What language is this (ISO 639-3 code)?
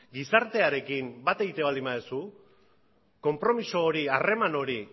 eus